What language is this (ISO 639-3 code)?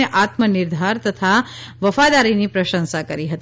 guj